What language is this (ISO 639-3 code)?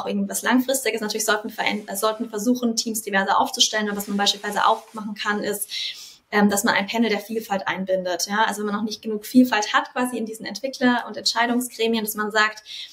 deu